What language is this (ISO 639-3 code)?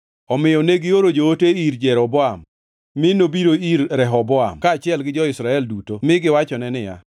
luo